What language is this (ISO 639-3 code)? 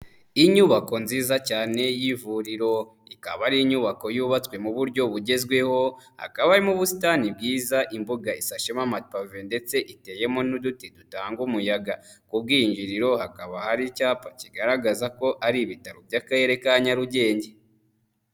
kin